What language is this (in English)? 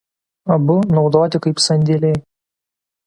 Lithuanian